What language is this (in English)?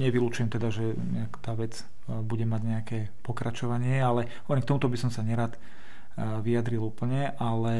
Slovak